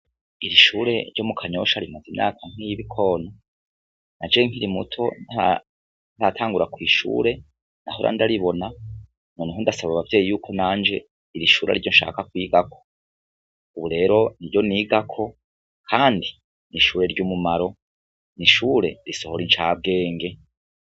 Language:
Rundi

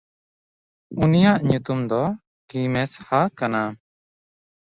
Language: Santali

